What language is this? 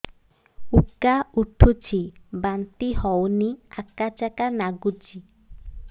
Odia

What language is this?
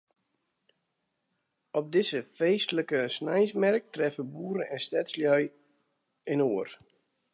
Western Frisian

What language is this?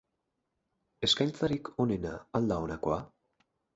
Basque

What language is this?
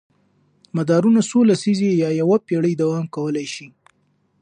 Pashto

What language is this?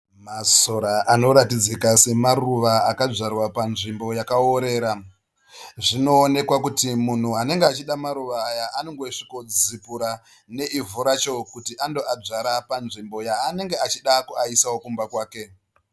Shona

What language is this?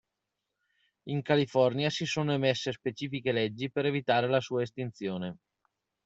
Italian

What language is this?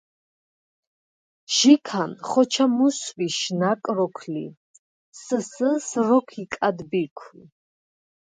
Svan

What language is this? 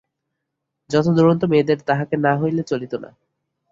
Bangla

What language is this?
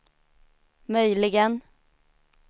Swedish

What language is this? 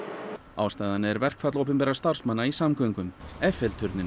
Icelandic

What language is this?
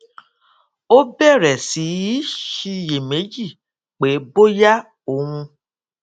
Yoruba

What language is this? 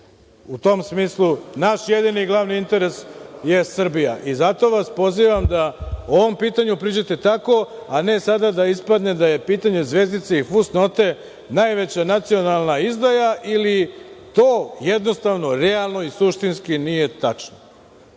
Serbian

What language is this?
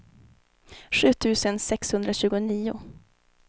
Swedish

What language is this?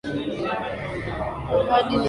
Swahili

